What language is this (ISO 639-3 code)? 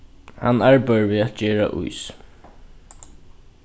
fao